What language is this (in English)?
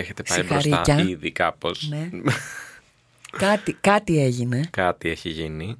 Greek